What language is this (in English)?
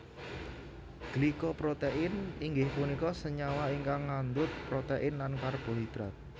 Javanese